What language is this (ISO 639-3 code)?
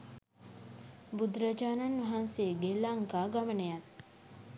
sin